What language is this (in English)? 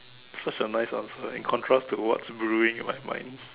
English